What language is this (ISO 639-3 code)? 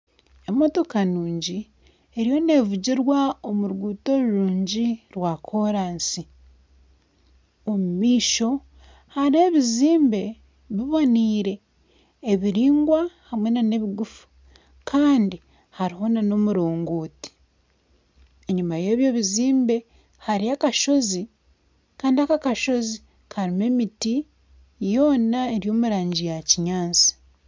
nyn